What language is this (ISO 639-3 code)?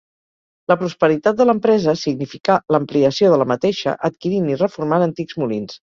cat